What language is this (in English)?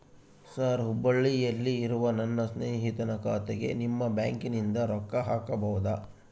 Kannada